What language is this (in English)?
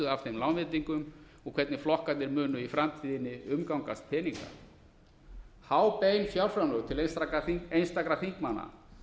Icelandic